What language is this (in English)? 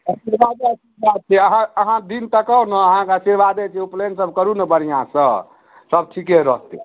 Maithili